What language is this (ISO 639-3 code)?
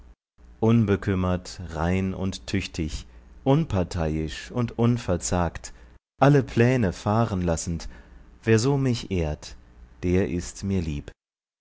deu